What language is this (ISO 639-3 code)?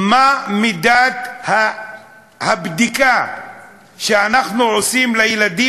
heb